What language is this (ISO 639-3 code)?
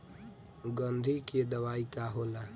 bho